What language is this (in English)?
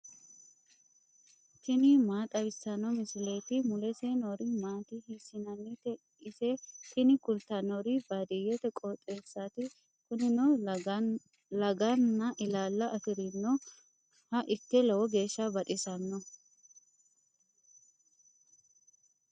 Sidamo